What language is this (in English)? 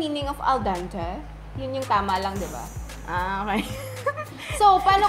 Filipino